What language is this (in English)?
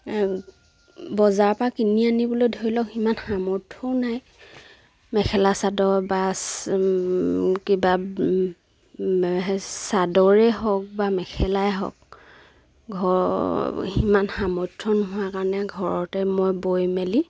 Assamese